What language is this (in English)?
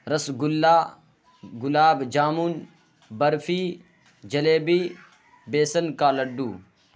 Urdu